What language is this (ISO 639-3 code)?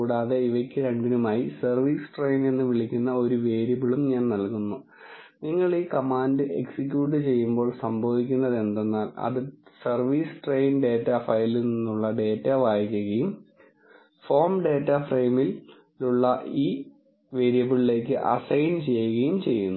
mal